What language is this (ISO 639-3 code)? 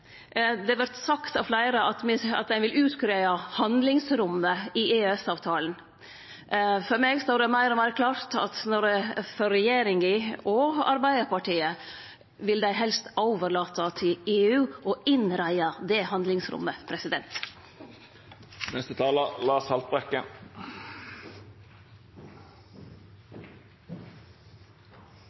nno